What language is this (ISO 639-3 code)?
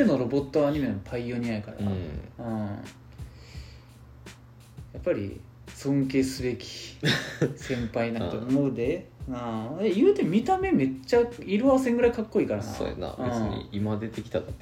jpn